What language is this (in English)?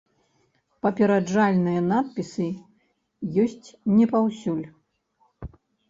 Belarusian